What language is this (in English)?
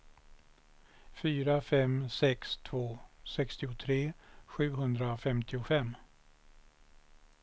Swedish